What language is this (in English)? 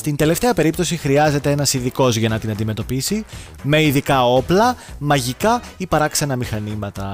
Greek